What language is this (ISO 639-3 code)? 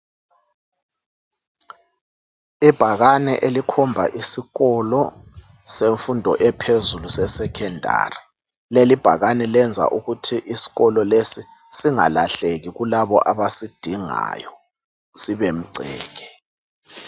nde